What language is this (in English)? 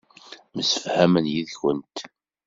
Kabyle